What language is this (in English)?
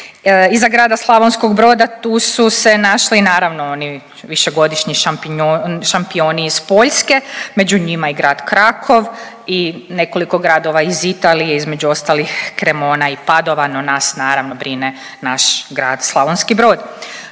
Croatian